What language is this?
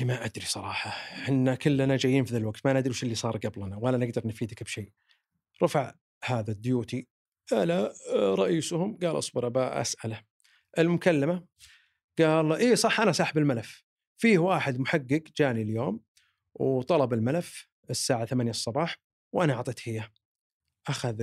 Arabic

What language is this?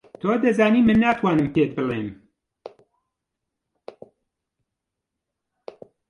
Central Kurdish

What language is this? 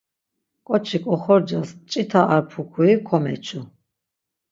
Laz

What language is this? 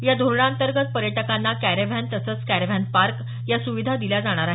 Marathi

